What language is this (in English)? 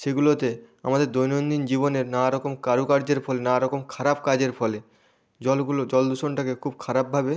Bangla